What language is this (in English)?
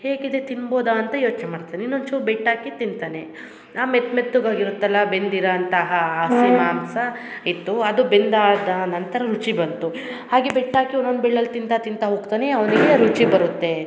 Kannada